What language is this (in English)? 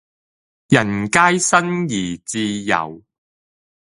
Cantonese